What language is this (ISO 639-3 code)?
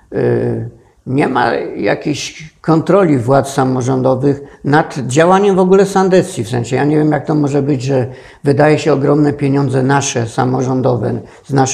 pol